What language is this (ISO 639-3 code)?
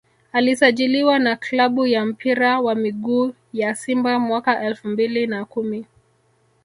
swa